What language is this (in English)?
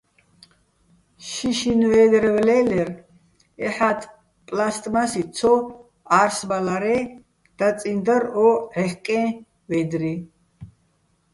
Bats